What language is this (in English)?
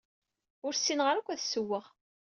Kabyle